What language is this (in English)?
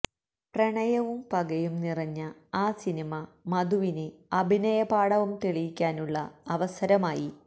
Malayalam